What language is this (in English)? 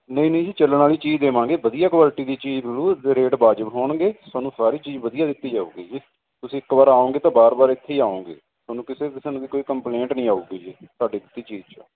Punjabi